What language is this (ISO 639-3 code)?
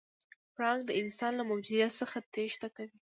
pus